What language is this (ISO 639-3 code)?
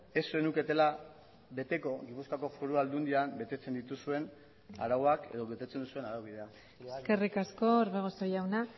eus